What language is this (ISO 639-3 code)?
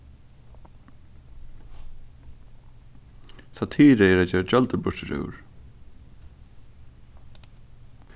fao